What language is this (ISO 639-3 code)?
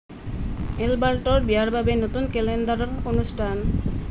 asm